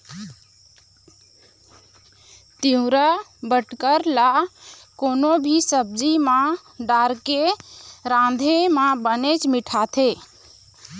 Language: Chhattisgarhi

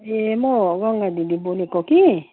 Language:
Nepali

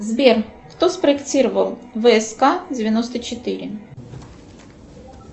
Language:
Russian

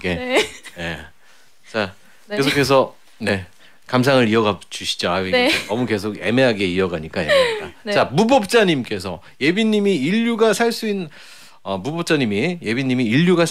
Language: Korean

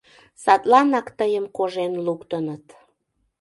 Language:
Mari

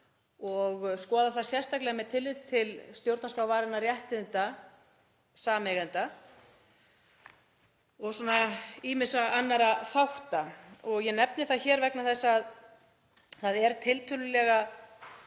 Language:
Icelandic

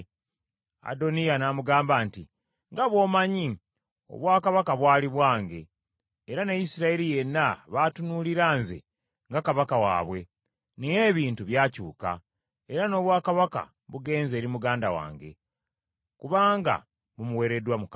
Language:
Ganda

